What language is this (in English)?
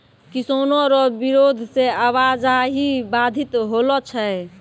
Maithili